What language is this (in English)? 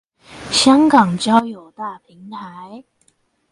Chinese